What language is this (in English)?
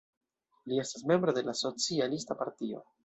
Esperanto